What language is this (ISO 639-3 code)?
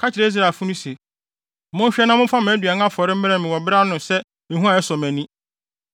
aka